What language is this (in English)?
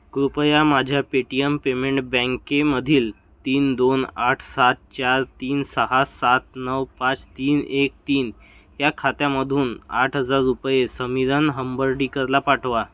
Marathi